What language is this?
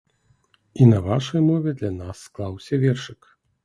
Belarusian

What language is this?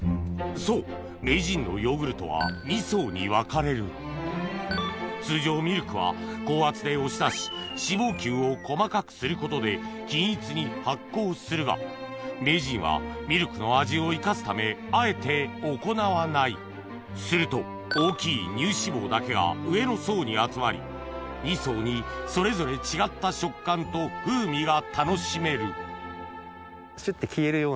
Japanese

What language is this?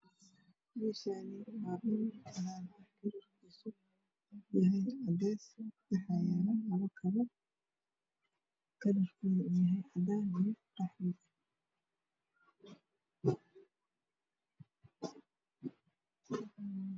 Somali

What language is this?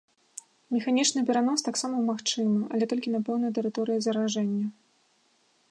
Belarusian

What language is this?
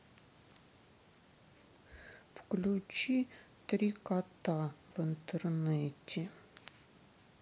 Russian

